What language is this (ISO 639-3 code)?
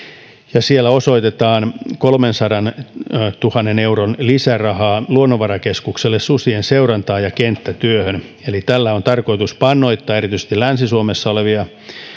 fin